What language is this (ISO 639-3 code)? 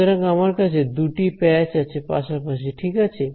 ben